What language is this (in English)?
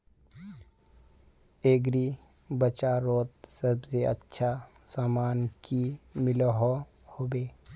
Magahi